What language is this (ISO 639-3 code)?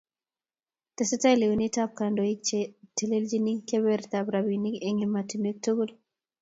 kln